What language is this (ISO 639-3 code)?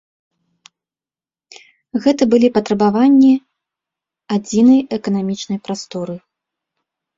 bel